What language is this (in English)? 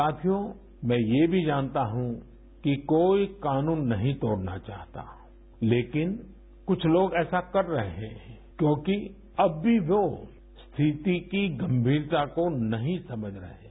Hindi